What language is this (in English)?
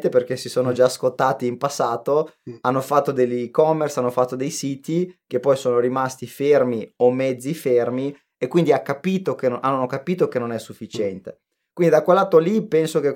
Italian